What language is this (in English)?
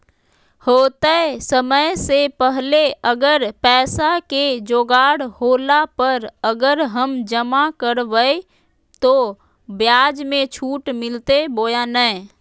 Magahi